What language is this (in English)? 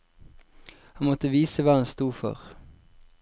Norwegian